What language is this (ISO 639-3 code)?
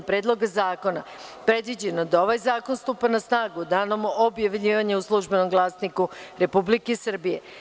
srp